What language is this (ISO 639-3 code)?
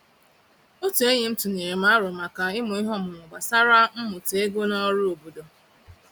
ibo